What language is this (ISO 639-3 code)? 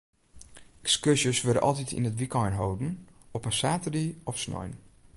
fry